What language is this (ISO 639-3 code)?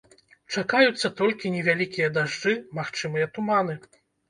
bel